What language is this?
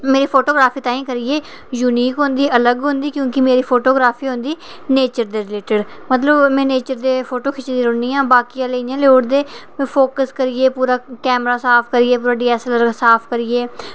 Dogri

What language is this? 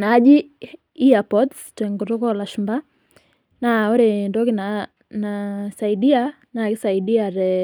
Masai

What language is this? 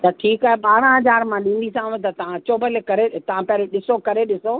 Sindhi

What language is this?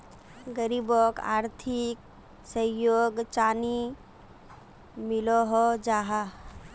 Magahi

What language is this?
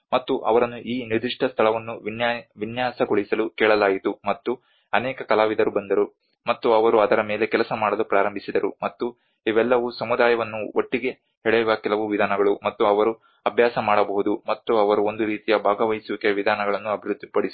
Kannada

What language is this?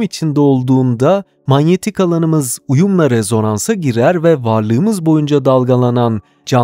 Turkish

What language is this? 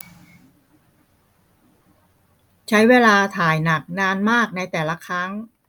Thai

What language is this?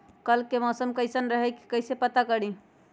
Magahi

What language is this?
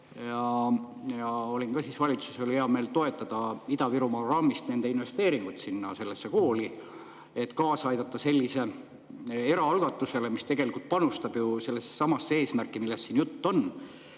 Estonian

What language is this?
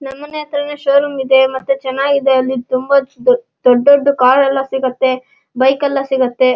Kannada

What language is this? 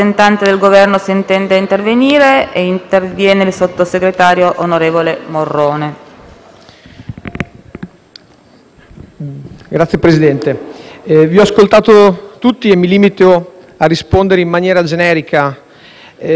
Italian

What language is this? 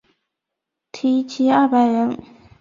Chinese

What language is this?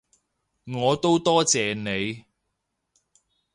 Cantonese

